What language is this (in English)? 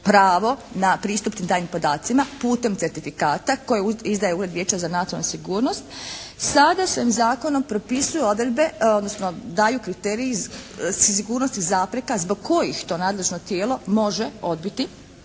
Croatian